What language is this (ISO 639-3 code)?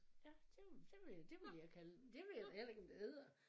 dan